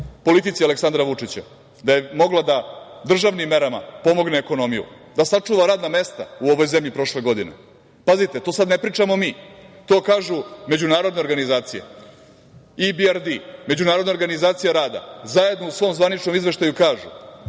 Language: Serbian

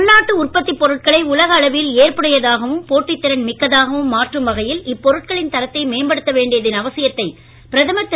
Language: Tamil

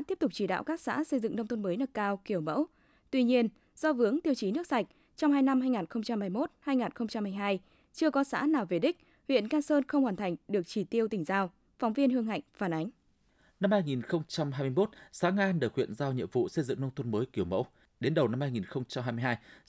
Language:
Vietnamese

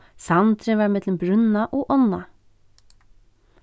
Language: Faroese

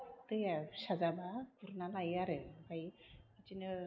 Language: Bodo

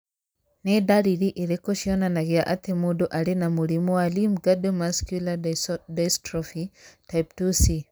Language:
Kikuyu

